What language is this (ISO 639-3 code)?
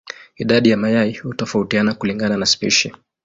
swa